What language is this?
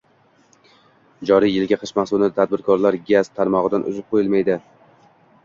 Uzbek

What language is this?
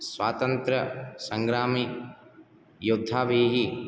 Sanskrit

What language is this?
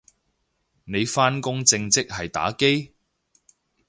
Cantonese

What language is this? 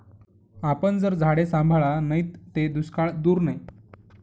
Marathi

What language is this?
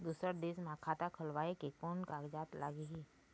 Chhattisgarhi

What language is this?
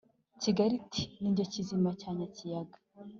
Kinyarwanda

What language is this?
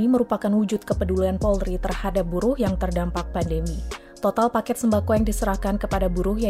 Indonesian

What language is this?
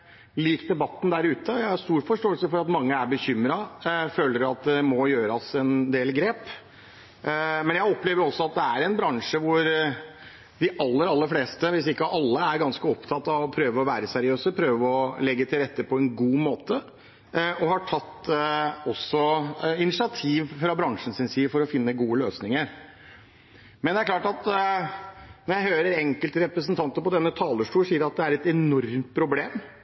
Norwegian Bokmål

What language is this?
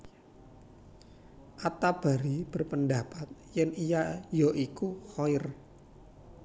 Javanese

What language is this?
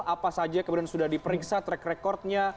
Indonesian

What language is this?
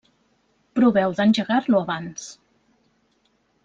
Catalan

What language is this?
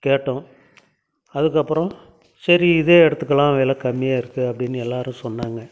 Tamil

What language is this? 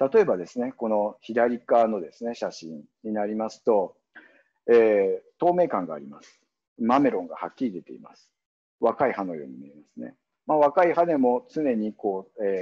Japanese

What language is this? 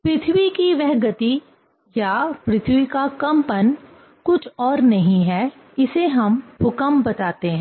Hindi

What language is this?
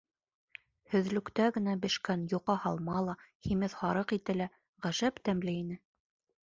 Bashkir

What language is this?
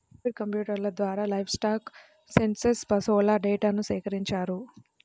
Telugu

